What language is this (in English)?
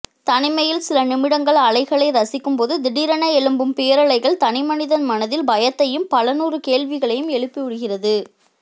Tamil